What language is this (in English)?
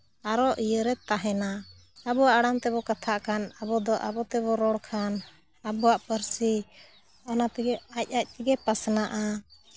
Santali